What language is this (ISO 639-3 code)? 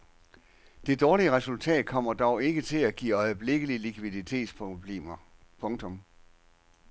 dan